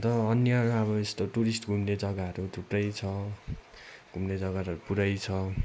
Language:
Nepali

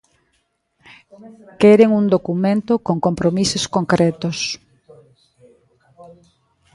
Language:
Galician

